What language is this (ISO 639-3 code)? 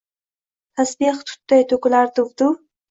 uzb